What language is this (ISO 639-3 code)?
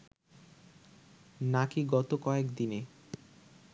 ben